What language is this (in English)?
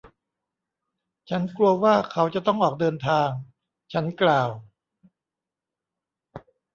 Thai